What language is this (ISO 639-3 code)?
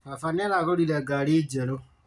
kik